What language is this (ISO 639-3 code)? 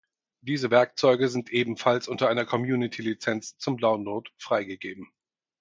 deu